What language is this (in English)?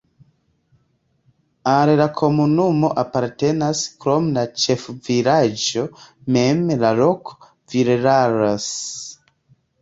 Esperanto